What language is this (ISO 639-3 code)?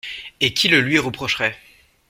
fra